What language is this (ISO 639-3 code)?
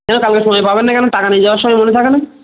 ben